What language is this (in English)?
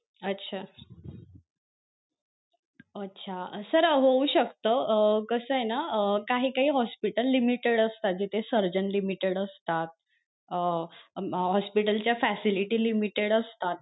Marathi